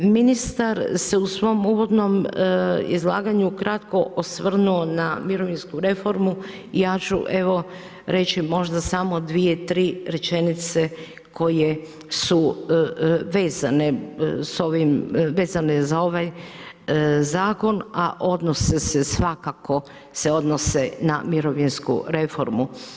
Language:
Croatian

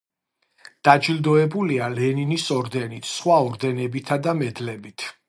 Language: Georgian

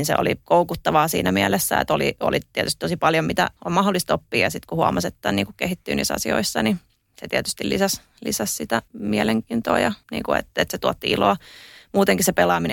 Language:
Finnish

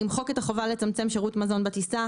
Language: Hebrew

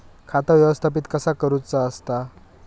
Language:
Marathi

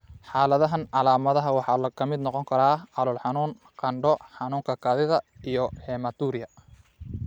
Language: Somali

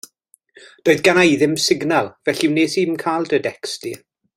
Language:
Welsh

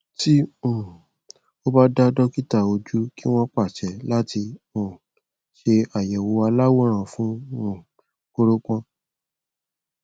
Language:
Yoruba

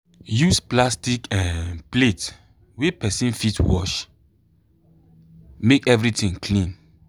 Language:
Nigerian Pidgin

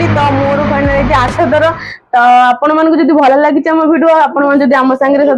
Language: Odia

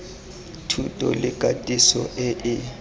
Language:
Tswana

